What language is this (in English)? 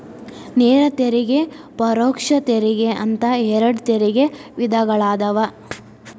Kannada